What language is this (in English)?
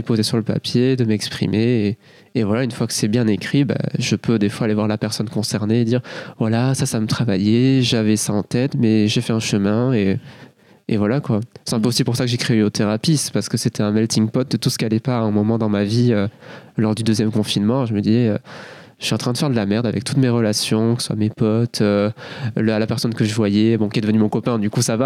French